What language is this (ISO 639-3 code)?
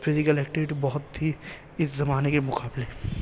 urd